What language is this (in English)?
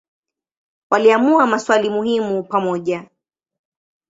Swahili